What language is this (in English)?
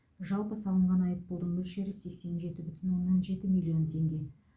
Kazakh